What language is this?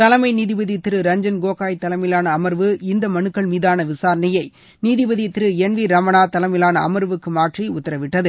Tamil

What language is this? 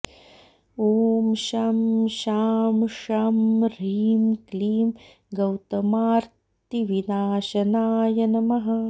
Sanskrit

